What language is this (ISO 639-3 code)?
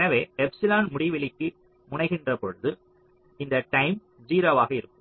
tam